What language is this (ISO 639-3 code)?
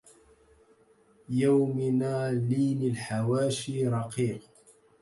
ara